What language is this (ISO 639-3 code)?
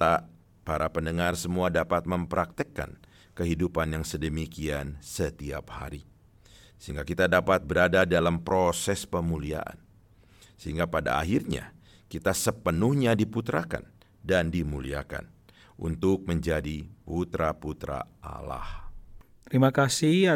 ind